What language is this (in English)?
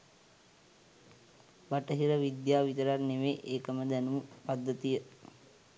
Sinhala